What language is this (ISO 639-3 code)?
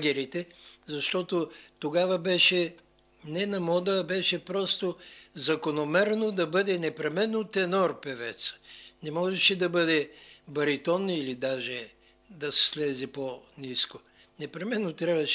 bul